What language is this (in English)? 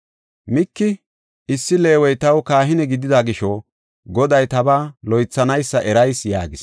Gofa